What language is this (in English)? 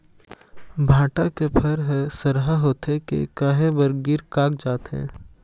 Chhattisgarhi